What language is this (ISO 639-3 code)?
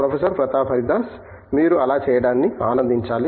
tel